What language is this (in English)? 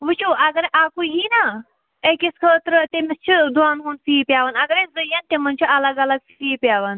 Kashmiri